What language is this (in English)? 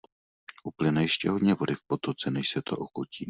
Czech